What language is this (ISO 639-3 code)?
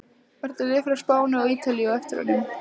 isl